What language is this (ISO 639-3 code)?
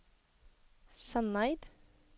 nor